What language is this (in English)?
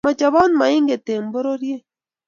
Kalenjin